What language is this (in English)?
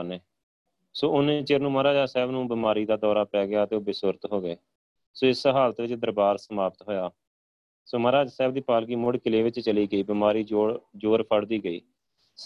Punjabi